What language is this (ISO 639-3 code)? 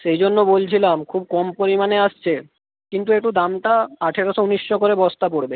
ben